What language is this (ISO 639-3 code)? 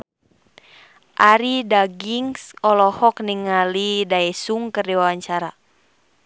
sun